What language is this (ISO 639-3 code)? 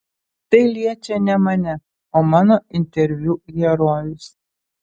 lit